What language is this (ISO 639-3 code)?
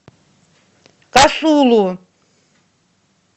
rus